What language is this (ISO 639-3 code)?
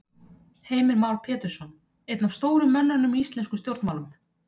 isl